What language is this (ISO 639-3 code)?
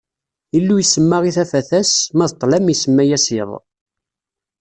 kab